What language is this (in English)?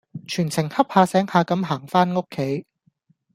Cantonese